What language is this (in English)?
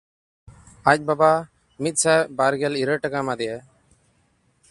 Santali